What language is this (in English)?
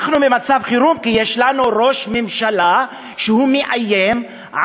Hebrew